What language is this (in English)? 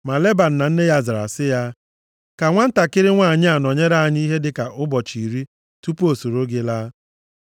Igbo